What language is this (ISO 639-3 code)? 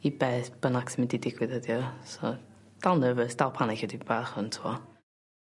cym